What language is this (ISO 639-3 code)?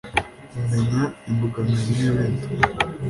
kin